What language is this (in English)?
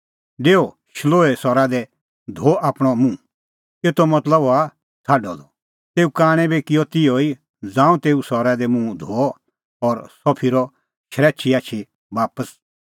Kullu Pahari